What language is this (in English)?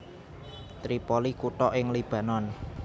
Javanese